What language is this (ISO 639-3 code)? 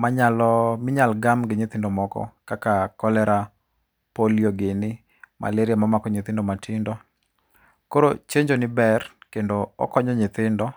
luo